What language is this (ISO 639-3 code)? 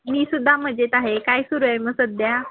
mar